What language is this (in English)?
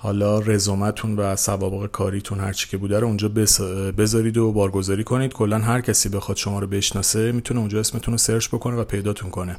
Persian